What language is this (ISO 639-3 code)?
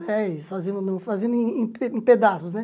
por